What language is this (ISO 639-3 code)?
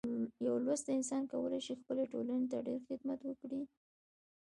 pus